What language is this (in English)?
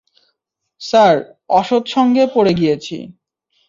Bangla